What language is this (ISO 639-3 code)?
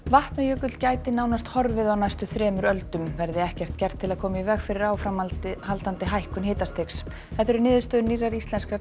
isl